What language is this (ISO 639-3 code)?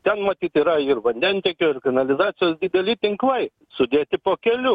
lit